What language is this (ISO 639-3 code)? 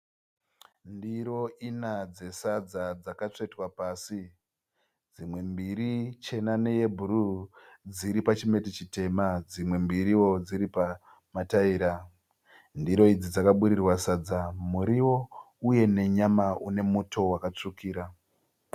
sna